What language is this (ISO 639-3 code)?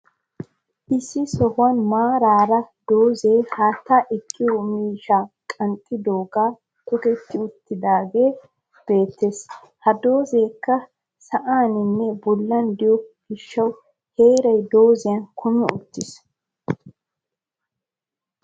wal